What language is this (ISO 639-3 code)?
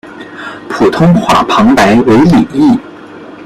zho